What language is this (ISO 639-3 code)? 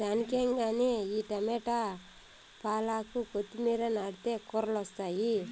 tel